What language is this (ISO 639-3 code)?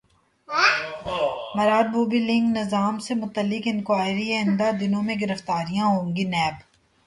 urd